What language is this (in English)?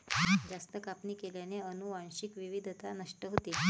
Marathi